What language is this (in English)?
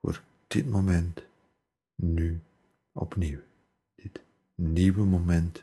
Dutch